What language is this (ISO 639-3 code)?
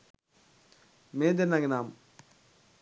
sin